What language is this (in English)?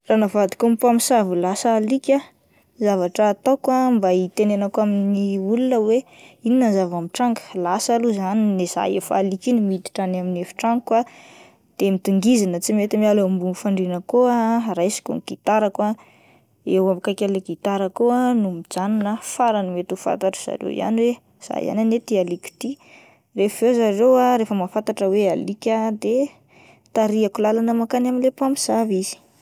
Malagasy